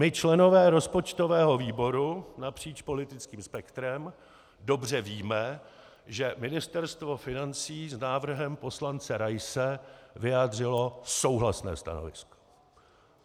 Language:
Czech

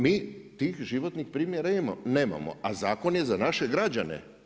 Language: Croatian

